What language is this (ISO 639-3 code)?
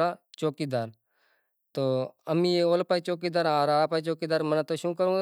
gjk